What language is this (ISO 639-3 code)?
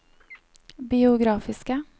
nor